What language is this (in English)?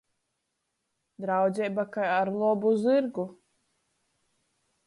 Latgalian